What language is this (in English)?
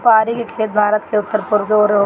Bhojpuri